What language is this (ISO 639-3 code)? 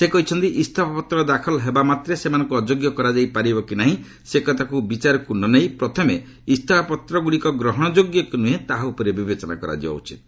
ori